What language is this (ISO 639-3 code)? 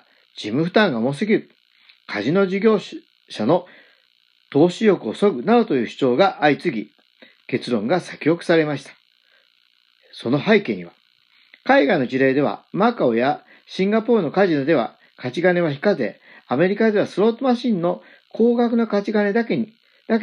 jpn